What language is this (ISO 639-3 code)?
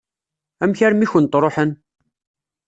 kab